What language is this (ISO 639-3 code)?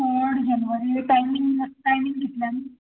kok